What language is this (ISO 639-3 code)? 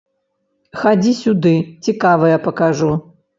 bel